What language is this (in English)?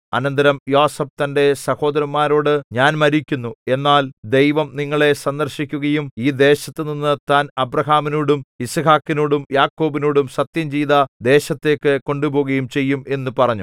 Malayalam